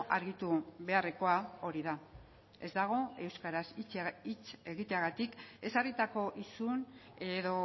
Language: Basque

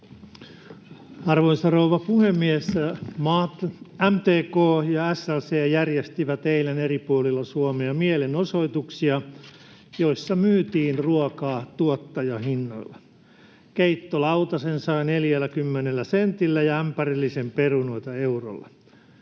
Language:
Finnish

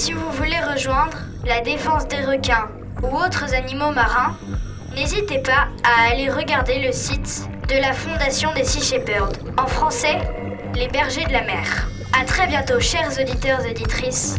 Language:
French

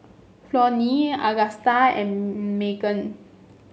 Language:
English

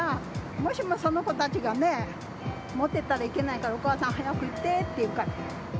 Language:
Japanese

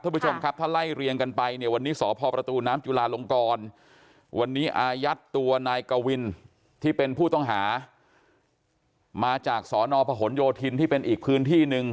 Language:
Thai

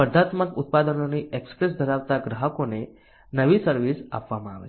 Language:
Gujarati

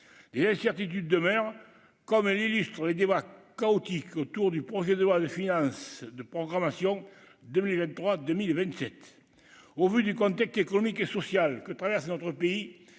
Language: French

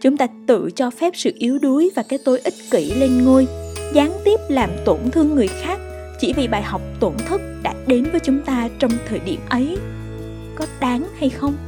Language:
Vietnamese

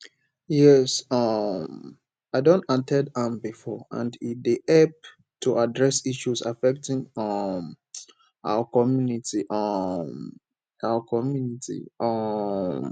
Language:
Nigerian Pidgin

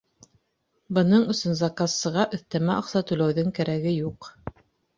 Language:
Bashkir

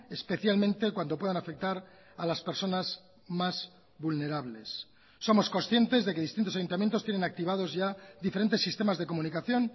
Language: Spanish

